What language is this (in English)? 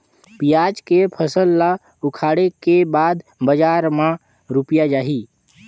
Chhattisgarhi